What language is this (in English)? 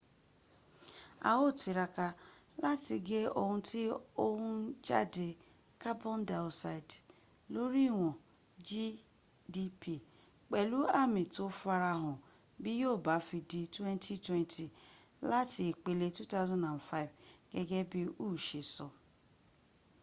Yoruba